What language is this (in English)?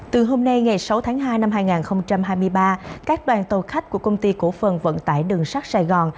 Vietnamese